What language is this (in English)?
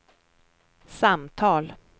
Swedish